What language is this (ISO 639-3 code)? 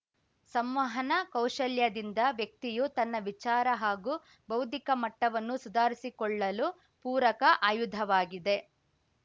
kan